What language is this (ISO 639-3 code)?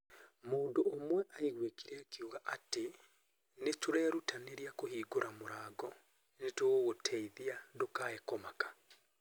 kik